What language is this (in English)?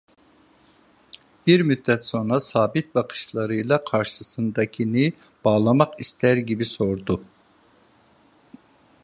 Turkish